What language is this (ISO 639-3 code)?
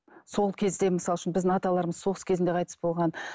kaz